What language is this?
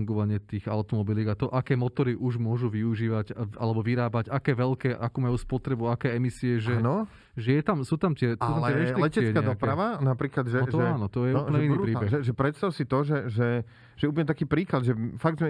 Slovak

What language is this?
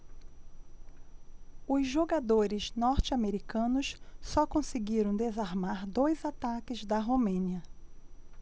Portuguese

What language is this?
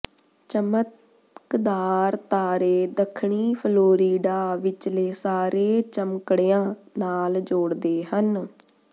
Punjabi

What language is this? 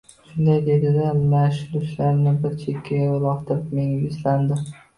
Uzbek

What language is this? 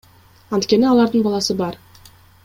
Kyrgyz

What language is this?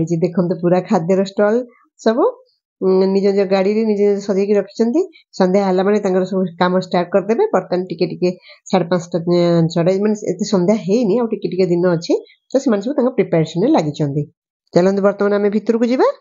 Bangla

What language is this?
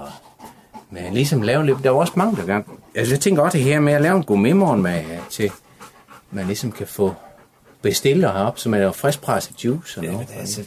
Danish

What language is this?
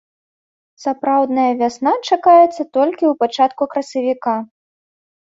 Belarusian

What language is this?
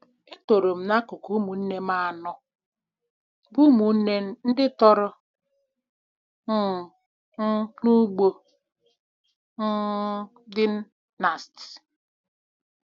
Igbo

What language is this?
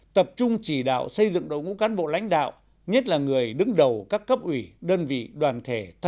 Vietnamese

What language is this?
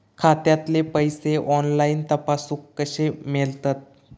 Marathi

